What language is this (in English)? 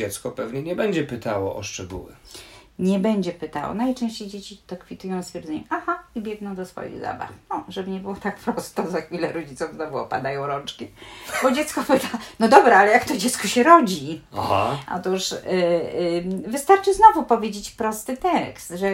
Polish